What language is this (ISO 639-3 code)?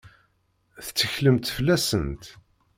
kab